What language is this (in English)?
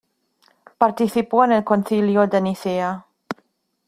Spanish